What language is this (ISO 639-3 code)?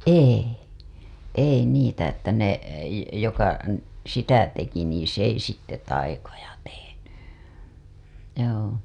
fin